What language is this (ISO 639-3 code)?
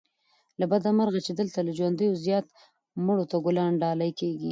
pus